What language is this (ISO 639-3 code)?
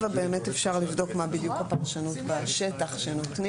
heb